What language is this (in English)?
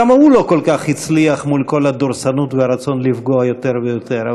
Hebrew